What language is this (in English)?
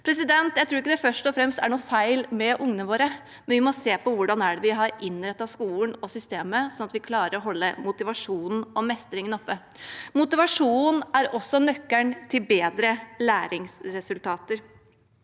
Norwegian